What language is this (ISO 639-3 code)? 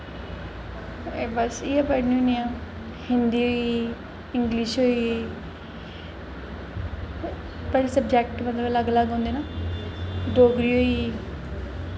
doi